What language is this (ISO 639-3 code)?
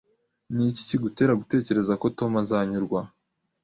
kin